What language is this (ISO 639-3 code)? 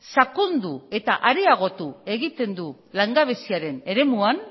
eus